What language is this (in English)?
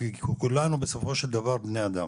Hebrew